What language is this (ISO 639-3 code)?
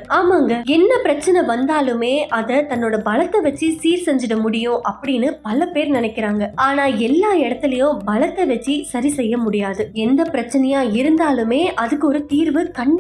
tam